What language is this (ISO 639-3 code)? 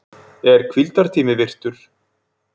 isl